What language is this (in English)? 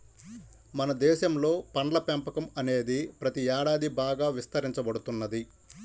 Telugu